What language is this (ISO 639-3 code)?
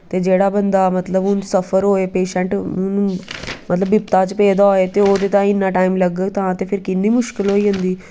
doi